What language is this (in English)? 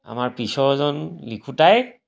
Assamese